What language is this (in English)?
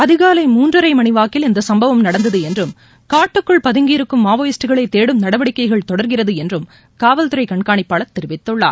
Tamil